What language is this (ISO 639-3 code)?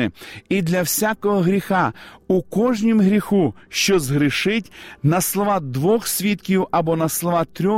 ukr